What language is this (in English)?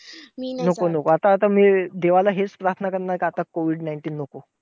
Marathi